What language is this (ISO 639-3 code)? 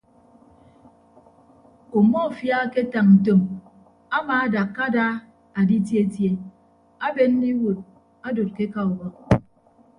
ibb